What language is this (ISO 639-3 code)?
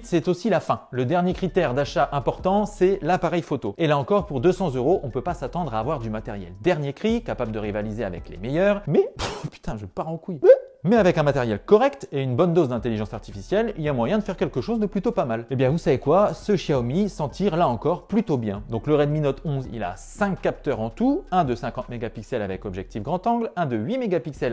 fra